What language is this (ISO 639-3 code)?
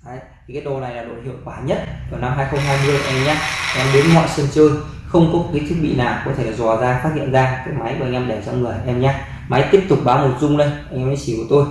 vie